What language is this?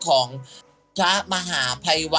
Thai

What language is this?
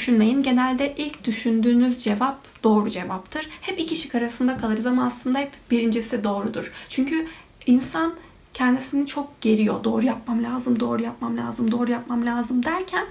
Turkish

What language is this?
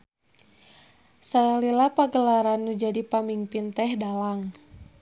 Sundanese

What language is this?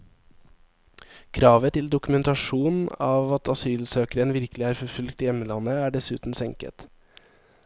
Norwegian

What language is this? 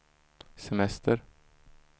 Swedish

